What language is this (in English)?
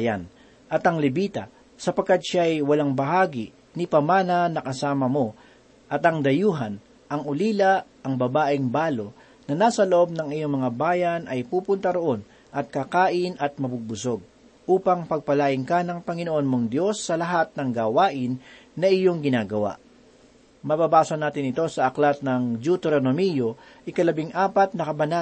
Filipino